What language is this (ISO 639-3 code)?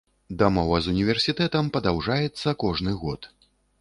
bel